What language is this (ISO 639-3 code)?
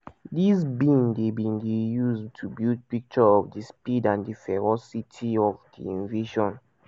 pcm